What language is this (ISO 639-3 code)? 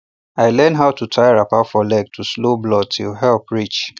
pcm